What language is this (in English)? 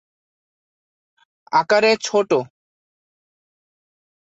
Bangla